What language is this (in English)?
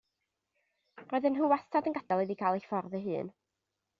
Welsh